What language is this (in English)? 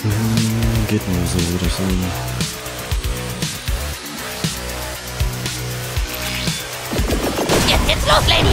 German